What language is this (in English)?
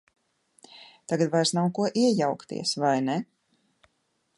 Latvian